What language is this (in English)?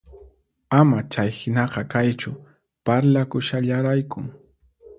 Puno Quechua